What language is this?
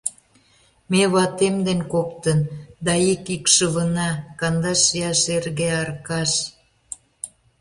Mari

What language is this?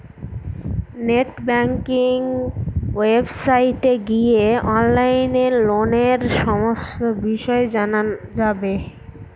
Bangla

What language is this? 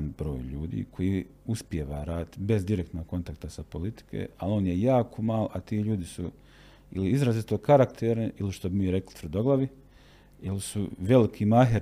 Croatian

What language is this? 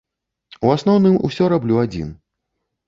Belarusian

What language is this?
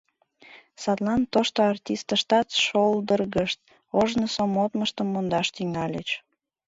Mari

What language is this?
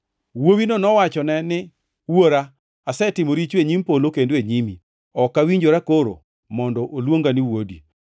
Luo (Kenya and Tanzania)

